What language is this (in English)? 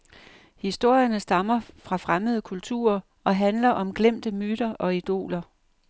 Danish